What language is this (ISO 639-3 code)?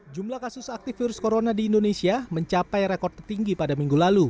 ind